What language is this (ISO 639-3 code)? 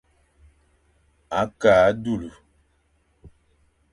fan